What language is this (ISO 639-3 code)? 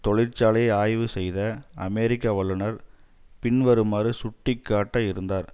tam